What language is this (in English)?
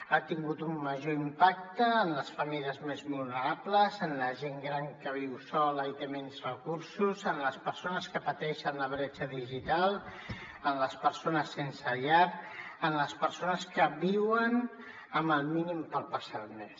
Catalan